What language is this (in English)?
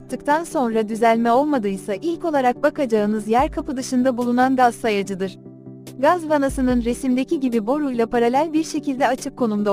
Turkish